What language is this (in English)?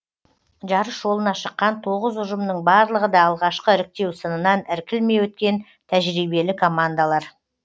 Kazakh